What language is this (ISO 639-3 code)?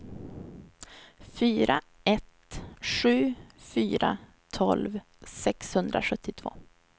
swe